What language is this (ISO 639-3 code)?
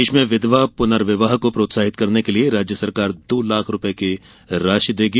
hin